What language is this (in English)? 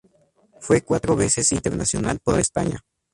Spanish